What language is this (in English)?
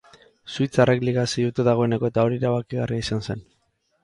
Basque